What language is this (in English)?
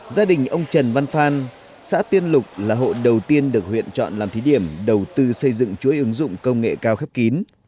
Vietnamese